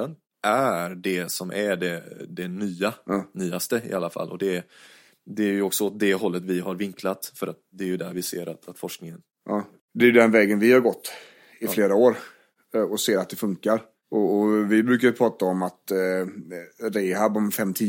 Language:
Swedish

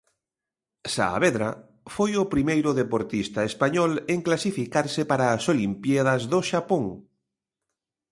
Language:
Galician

